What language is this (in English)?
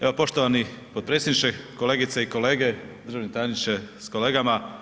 Croatian